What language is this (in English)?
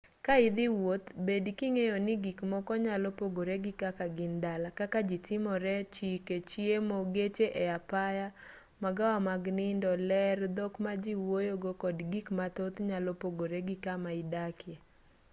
Luo (Kenya and Tanzania)